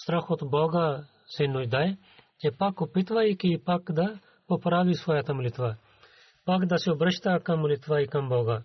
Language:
Bulgarian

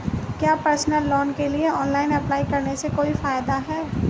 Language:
Hindi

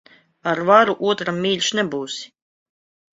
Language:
Latvian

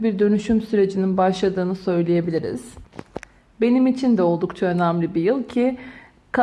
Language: Turkish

